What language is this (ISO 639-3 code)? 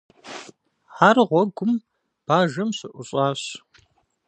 kbd